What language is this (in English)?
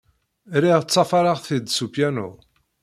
Kabyle